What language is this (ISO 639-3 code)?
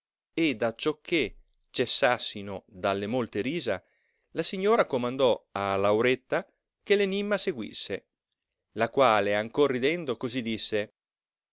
ita